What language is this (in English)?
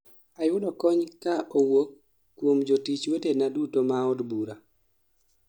Luo (Kenya and Tanzania)